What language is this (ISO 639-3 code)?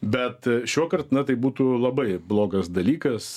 lit